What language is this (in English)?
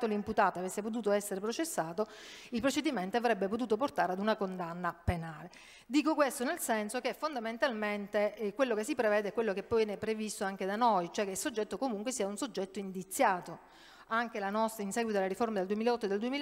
Italian